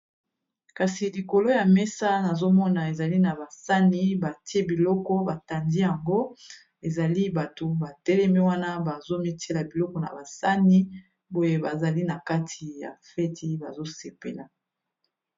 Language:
Lingala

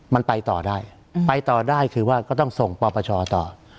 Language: Thai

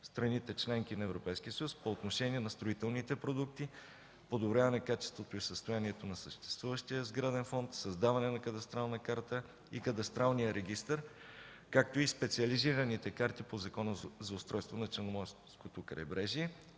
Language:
Bulgarian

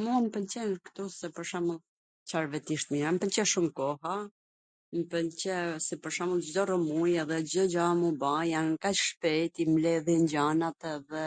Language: Gheg Albanian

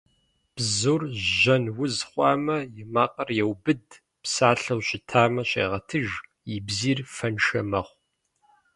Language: Kabardian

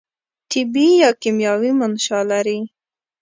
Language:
Pashto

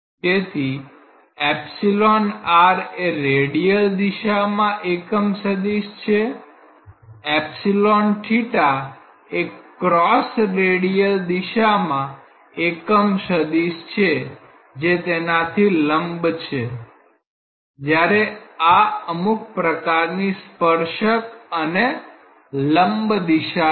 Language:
Gujarati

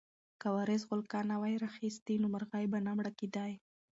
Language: Pashto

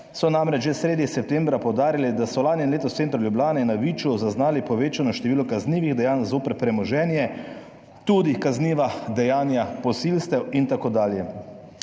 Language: Slovenian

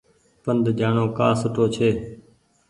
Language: Goaria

